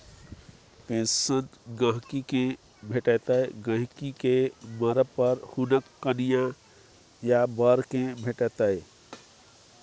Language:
Maithili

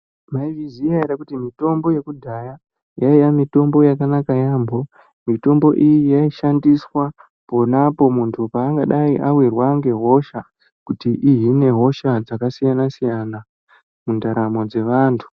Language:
Ndau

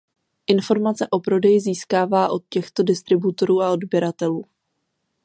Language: Czech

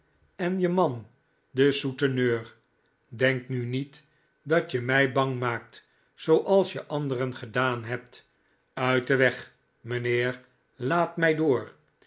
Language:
Dutch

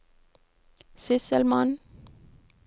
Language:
Norwegian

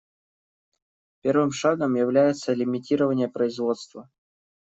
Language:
Russian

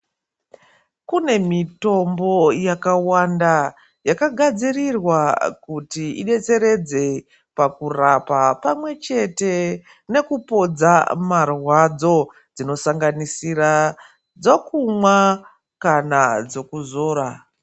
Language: Ndau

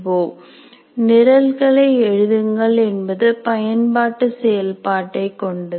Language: Tamil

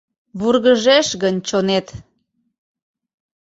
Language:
Mari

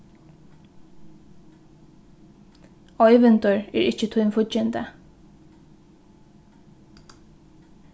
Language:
Faroese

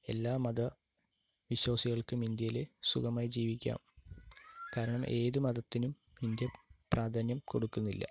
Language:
Malayalam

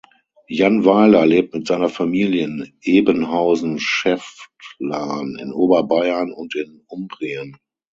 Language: German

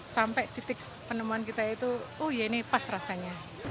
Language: Indonesian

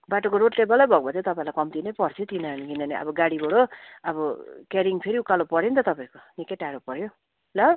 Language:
Nepali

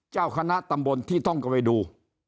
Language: Thai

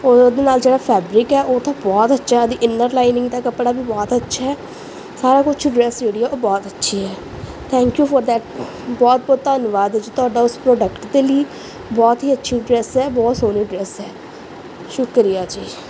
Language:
Punjabi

